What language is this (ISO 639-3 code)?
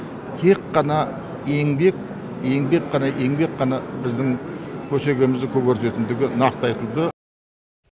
kaz